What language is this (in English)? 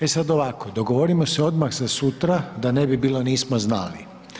Croatian